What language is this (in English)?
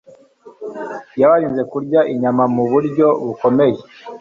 Kinyarwanda